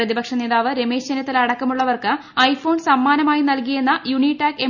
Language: Malayalam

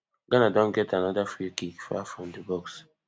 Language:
Nigerian Pidgin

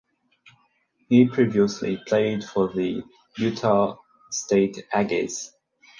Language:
English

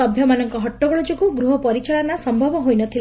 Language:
Odia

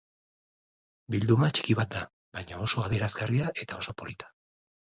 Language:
Basque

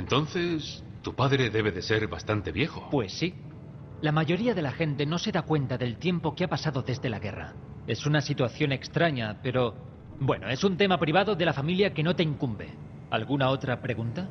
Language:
Spanish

